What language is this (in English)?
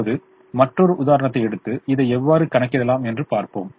Tamil